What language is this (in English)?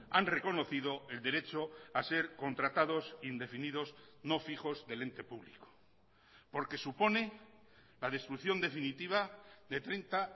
Spanish